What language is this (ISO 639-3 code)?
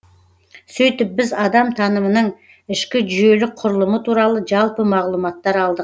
kaz